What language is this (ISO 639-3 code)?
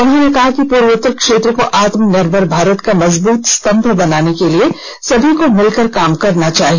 hin